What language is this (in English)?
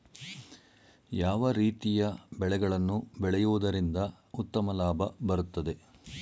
Kannada